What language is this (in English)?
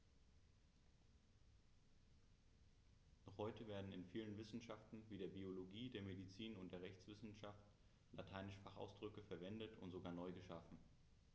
German